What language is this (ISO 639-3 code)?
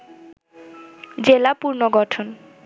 ben